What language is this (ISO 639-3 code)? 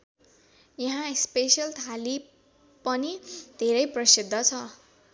nep